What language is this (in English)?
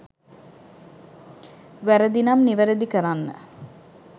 Sinhala